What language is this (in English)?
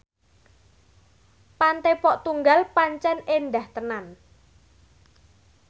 Javanese